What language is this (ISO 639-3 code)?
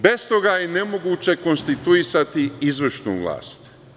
srp